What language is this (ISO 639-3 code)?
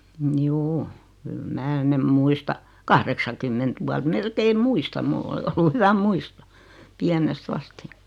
fin